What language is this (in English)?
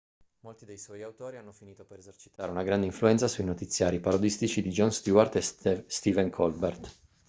Italian